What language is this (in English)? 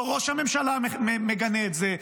Hebrew